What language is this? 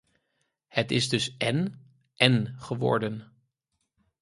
Dutch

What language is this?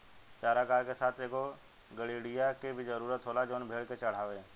Bhojpuri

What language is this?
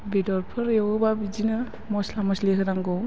Bodo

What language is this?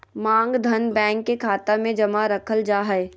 Magahi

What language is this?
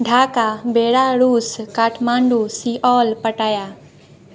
Maithili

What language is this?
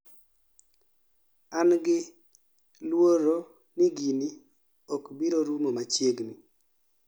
Luo (Kenya and Tanzania)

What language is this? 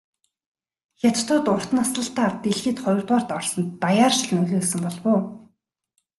Mongolian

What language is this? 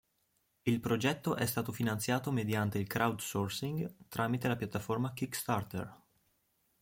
Italian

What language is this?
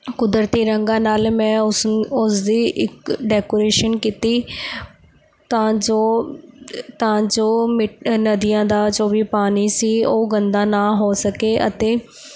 Punjabi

